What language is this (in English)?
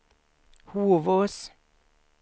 Swedish